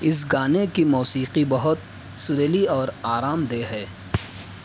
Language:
Urdu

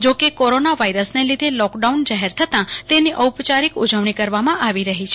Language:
Gujarati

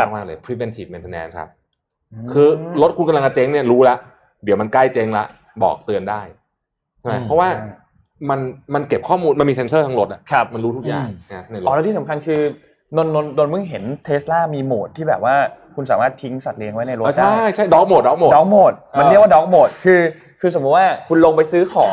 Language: Thai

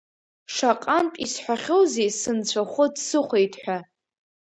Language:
Abkhazian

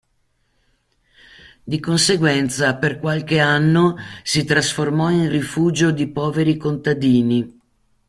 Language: Italian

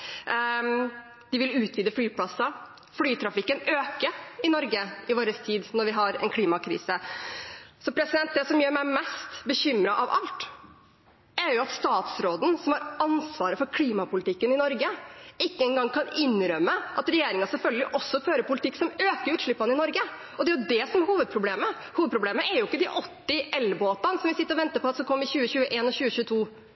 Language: Norwegian Bokmål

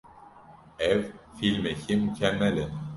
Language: Kurdish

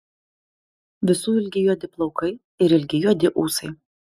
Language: Lithuanian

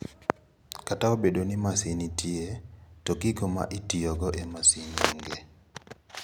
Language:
Luo (Kenya and Tanzania)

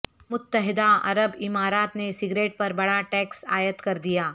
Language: Urdu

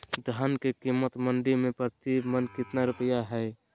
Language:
Magahi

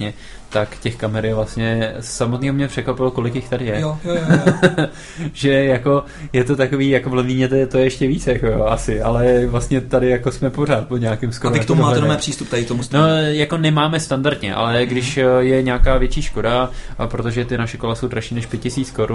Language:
Czech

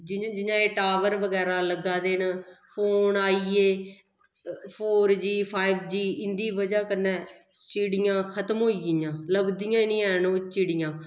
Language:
Dogri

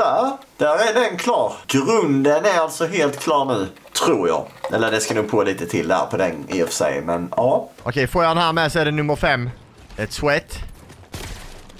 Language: Swedish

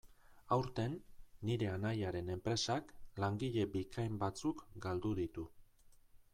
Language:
Basque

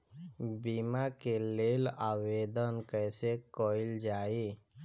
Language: Bhojpuri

